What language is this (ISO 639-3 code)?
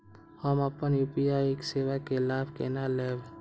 mai